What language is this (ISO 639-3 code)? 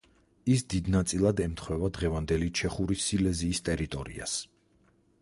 kat